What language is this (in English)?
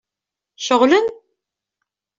Kabyle